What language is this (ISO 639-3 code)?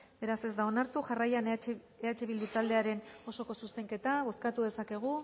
eus